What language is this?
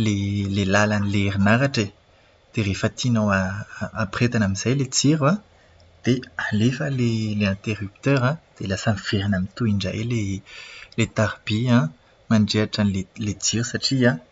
Malagasy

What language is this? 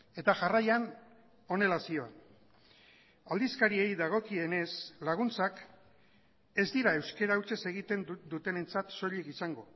Basque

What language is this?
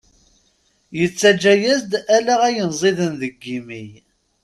Kabyle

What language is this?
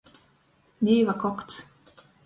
Latgalian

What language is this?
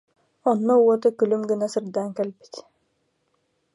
Yakut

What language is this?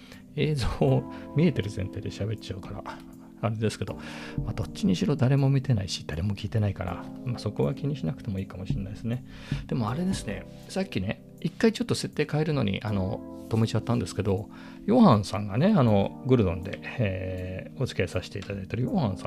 Japanese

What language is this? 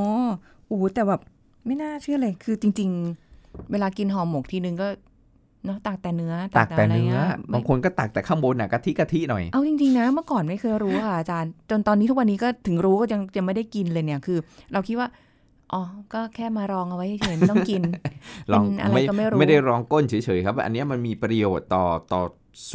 Thai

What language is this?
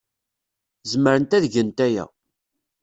Kabyle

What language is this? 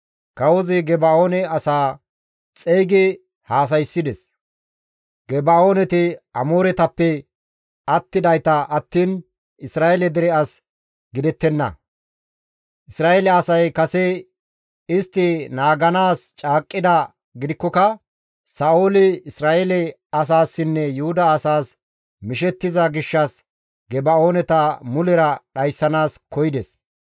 Gamo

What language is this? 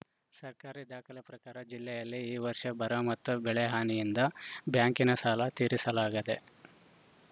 Kannada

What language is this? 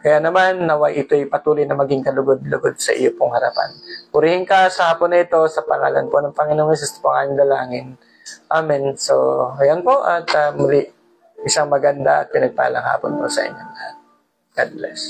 Filipino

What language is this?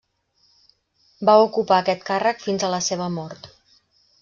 Catalan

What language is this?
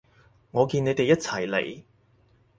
Cantonese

